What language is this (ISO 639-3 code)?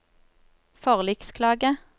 nor